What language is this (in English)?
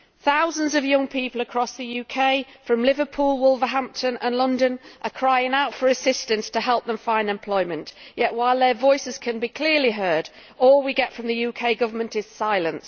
English